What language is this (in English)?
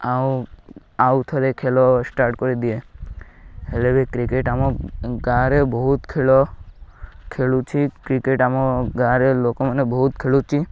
Odia